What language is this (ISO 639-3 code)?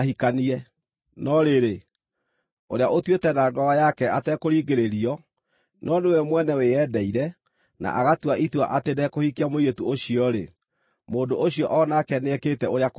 kik